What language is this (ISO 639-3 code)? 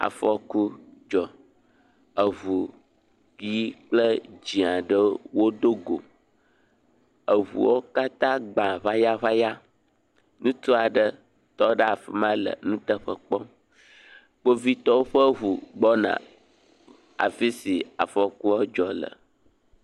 ewe